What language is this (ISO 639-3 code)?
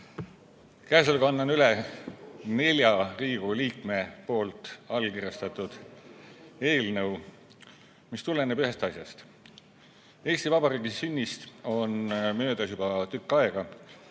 est